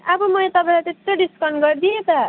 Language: Nepali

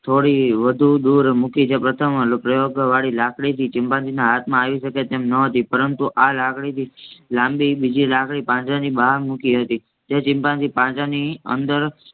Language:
Gujarati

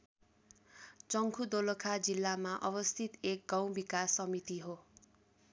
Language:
Nepali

